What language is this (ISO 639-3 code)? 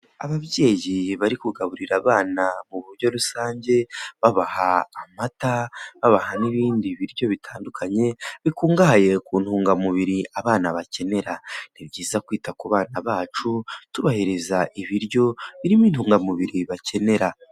kin